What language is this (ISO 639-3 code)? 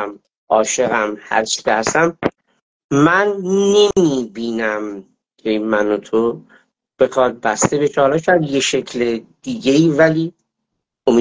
fas